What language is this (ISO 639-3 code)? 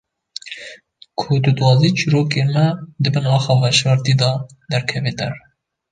kur